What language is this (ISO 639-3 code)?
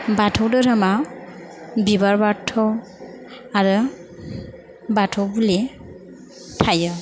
brx